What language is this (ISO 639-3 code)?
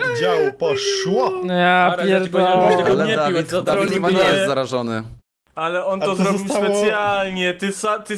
pol